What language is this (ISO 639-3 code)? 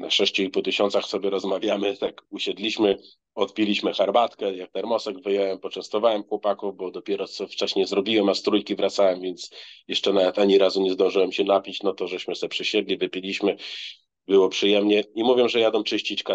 pol